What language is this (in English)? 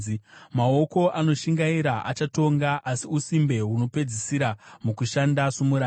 Shona